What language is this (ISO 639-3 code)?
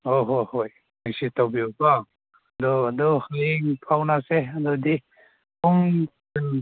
mni